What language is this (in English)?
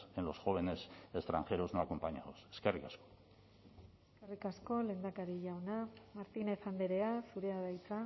Basque